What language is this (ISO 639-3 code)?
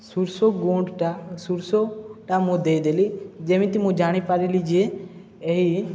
ori